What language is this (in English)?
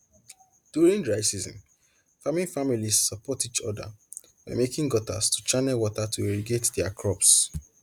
Nigerian Pidgin